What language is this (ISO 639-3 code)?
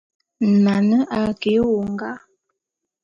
bum